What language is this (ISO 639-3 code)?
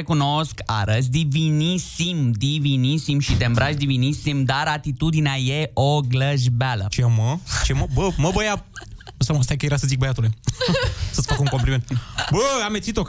ron